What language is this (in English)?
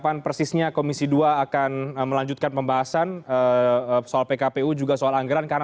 Indonesian